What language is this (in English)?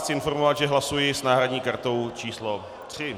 Czech